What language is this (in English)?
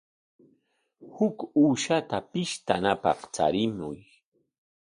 Corongo Ancash Quechua